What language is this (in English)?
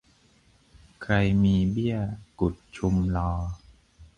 Thai